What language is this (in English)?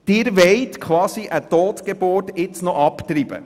Swiss German